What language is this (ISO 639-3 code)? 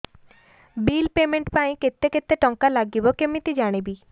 ori